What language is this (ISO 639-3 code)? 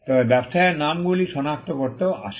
ben